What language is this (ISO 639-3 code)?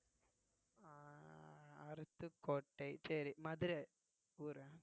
tam